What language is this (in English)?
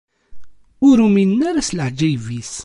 Kabyle